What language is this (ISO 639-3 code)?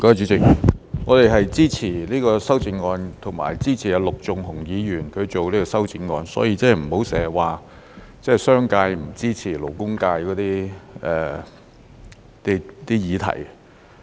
yue